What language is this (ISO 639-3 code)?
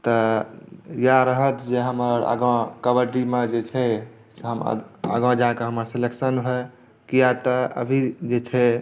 mai